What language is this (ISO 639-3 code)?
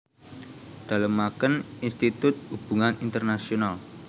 jav